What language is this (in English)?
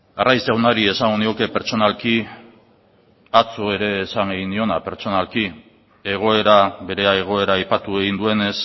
Basque